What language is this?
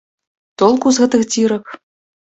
Belarusian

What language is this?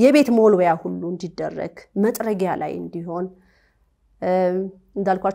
Arabic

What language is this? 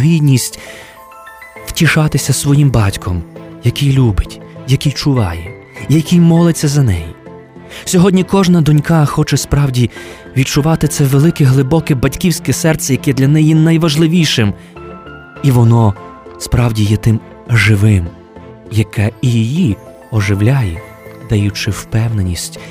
Ukrainian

